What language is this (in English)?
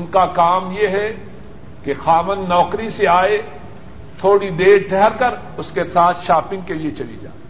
Urdu